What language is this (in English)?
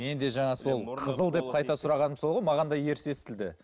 Kazakh